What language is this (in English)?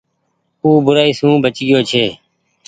Goaria